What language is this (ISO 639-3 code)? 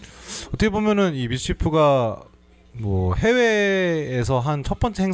kor